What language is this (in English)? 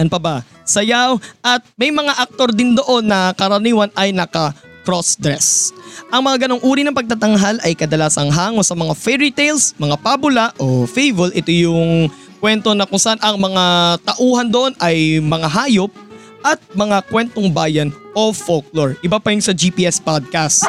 Filipino